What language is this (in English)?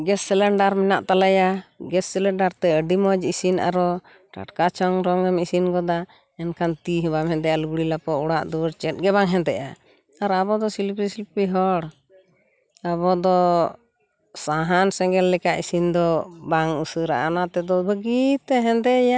Santali